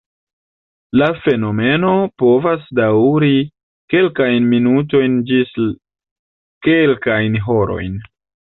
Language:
Esperanto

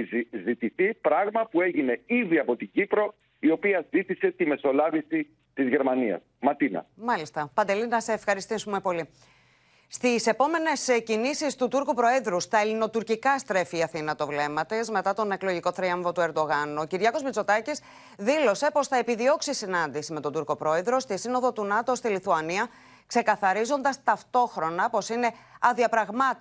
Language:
Greek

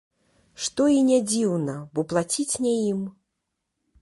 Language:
Belarusian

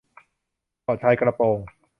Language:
Thai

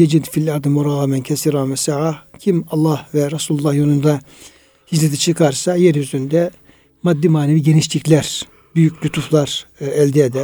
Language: Turkish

